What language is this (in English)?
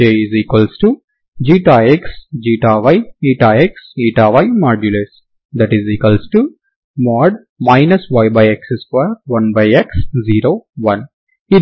Telugu